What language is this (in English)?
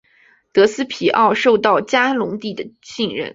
Chinese